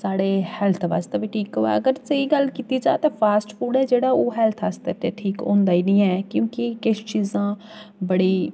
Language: Dogri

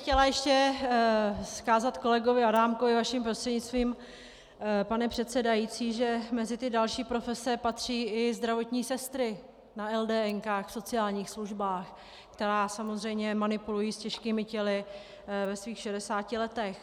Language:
Czech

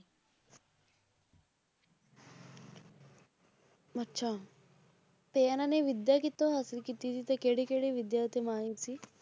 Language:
Punjabi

